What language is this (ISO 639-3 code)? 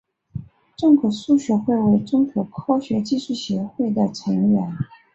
zho